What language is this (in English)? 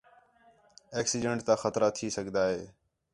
Khetrani